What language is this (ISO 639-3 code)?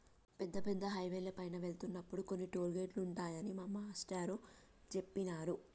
tel